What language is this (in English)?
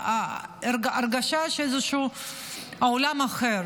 Hebrew